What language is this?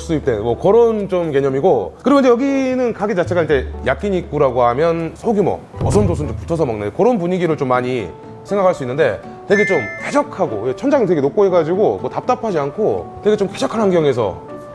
Korean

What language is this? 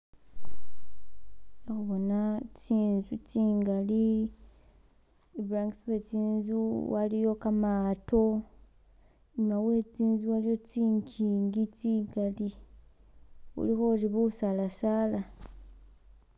Masaaba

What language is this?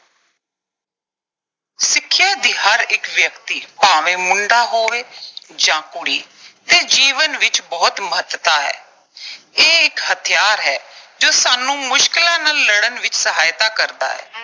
Punjabi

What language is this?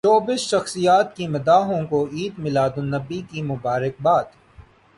Urdu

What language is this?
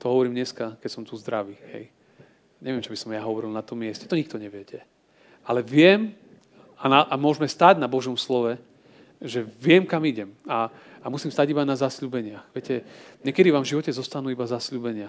Slovak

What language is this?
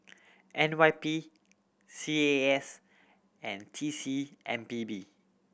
English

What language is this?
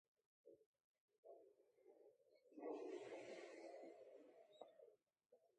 Dargwa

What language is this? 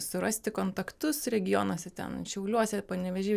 Lithuanian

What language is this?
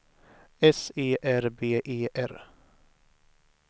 Swedish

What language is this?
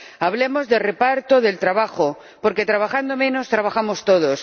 Spanish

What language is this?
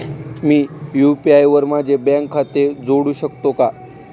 Marathi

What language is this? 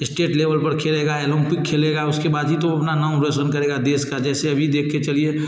Hindi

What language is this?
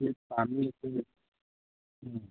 Manipuri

